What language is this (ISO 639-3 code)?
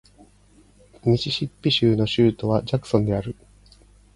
jpn